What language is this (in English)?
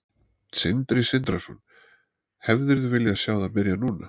Icelandic